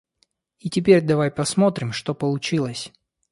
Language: Russian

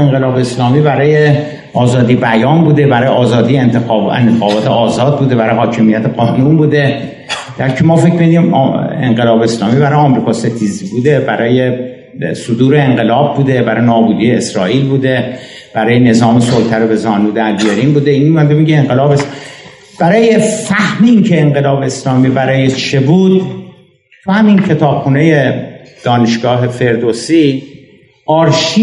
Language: Persian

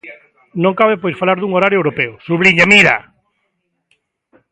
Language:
Galician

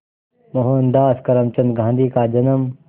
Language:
Hindi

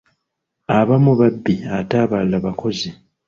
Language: Ganda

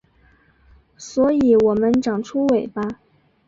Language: Chinese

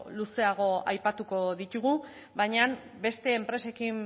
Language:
Basque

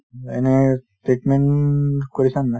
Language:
Assamese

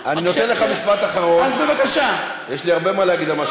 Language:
Hebrew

